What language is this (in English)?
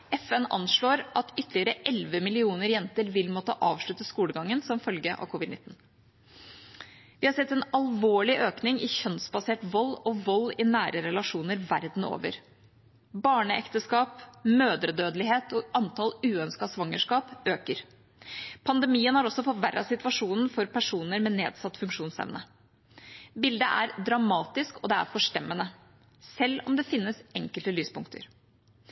Norwegian Bokmål